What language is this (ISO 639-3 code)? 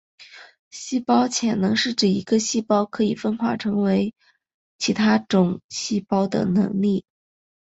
zho